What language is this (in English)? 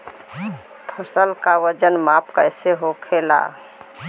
Bhojpuri